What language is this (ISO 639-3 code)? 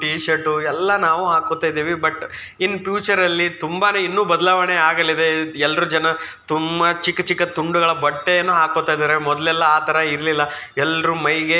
kan